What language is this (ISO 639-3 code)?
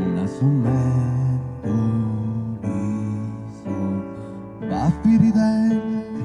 ita